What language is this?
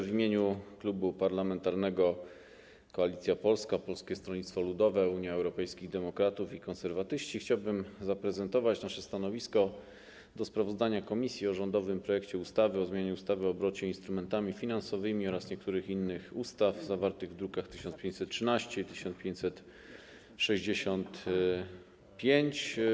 Polish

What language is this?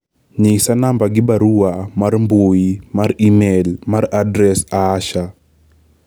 Luo (Kenya and Tanzania)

